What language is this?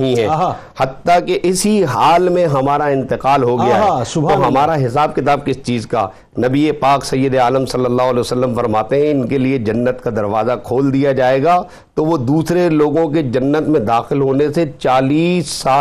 Urdu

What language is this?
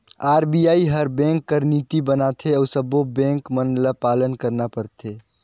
Chhattisgarhi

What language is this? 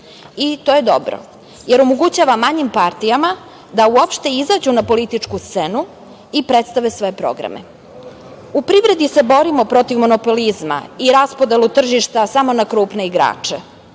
Serbian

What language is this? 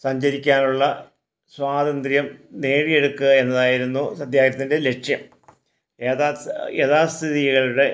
Malayalam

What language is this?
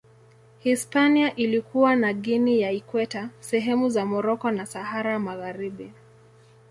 Swahili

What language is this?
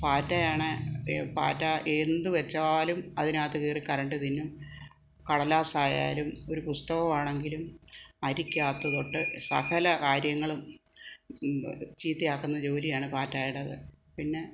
Malayalam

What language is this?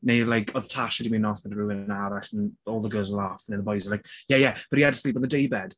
Welsh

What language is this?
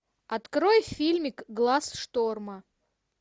Russian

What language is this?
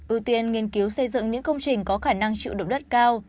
Vietnamese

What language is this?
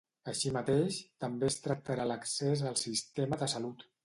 Catalan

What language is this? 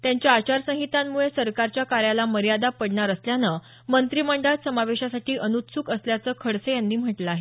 Marathi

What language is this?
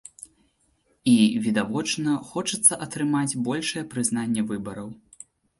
Belarusian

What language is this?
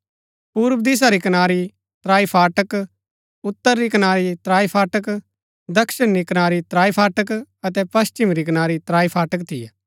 Gaddi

